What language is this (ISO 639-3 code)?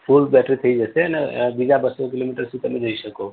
guj